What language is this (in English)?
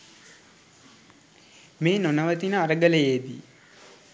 Sinhala